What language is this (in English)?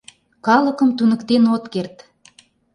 Mari